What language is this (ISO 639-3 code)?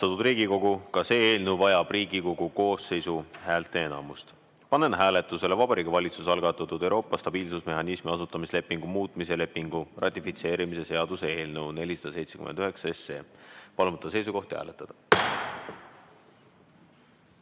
est